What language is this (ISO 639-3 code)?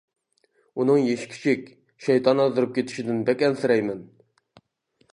uig